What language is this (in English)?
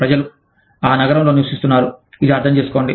Telugu